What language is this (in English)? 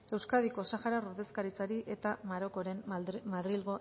Basque